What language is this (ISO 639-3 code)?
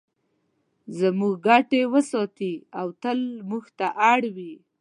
pus